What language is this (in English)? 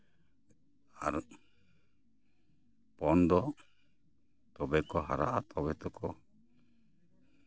Santali